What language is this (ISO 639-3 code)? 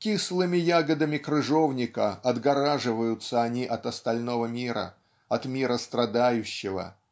rus